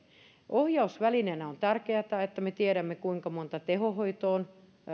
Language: Finnish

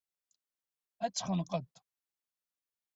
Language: Kabyle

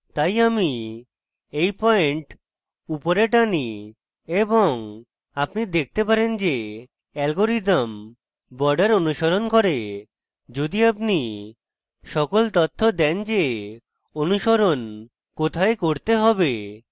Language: Bangla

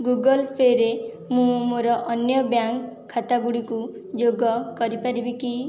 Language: Odia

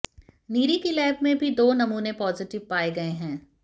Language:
Hindi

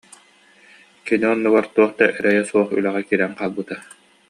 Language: Yakut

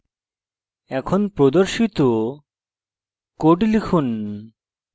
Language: Bangla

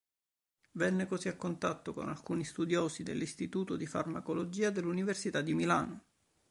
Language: Italian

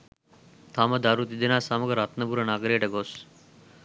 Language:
Sinhala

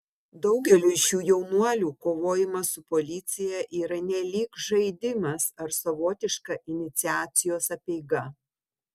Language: Lithuanian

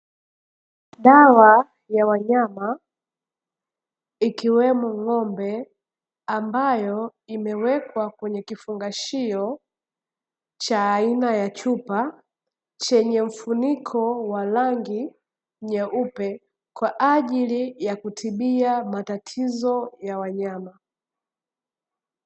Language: Swahili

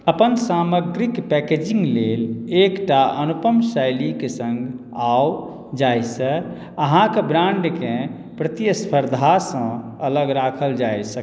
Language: Maithili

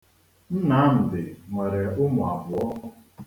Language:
Igbo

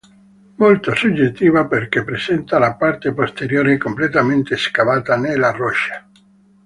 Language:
Italian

